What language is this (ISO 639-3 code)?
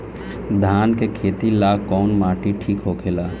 bho